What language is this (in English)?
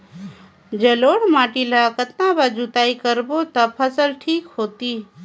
Chhattisgarhi